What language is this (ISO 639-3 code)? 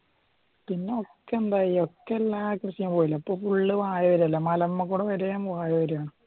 mal